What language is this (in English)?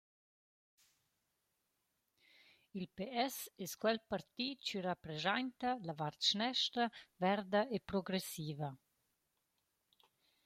Romansh